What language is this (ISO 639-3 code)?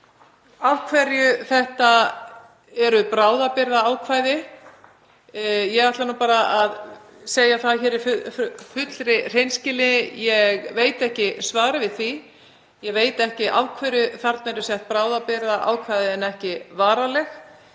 isl